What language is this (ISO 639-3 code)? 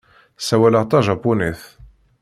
kab